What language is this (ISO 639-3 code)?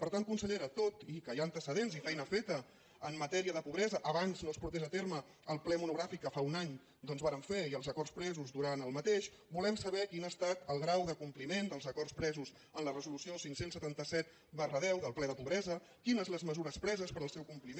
cat